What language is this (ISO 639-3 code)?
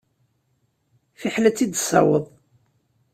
kab